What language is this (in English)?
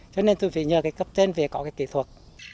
Vietnamese